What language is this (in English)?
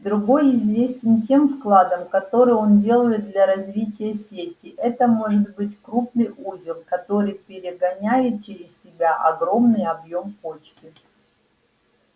Russian